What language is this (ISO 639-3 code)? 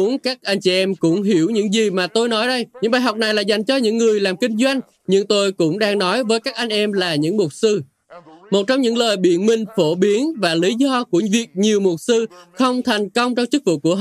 vie